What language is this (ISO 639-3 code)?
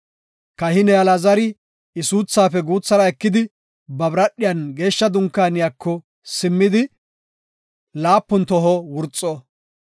gof